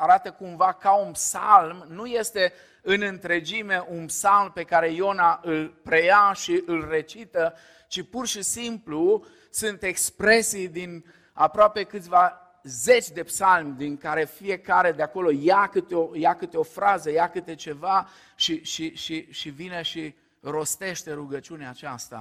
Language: Romanian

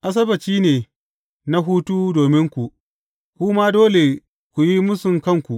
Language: Hausa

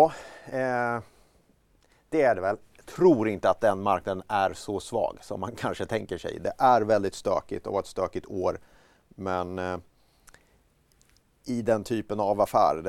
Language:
Swedish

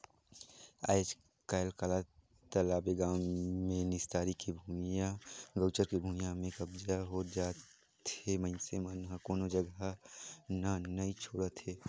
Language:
Chhattisgarhi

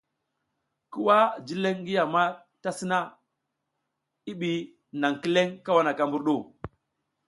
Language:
South Giziga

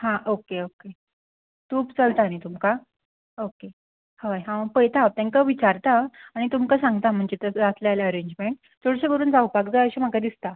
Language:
Konkani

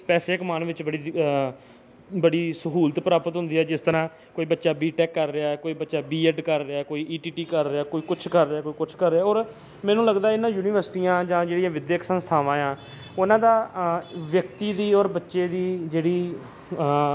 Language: Punjabi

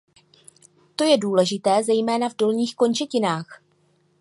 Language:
Czech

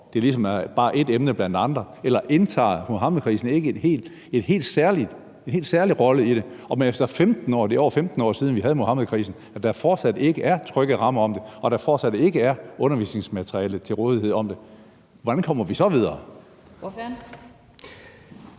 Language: Danish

